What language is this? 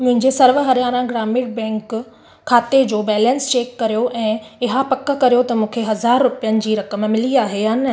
Sindhi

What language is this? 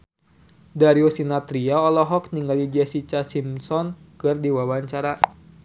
Sundanese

